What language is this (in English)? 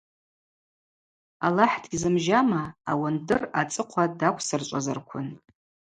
Abaza